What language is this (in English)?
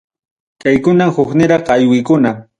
Ayacucho Quechua